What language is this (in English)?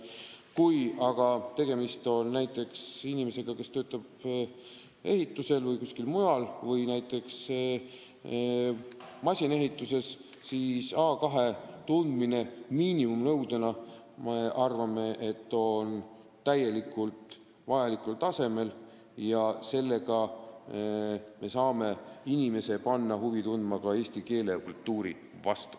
Estonian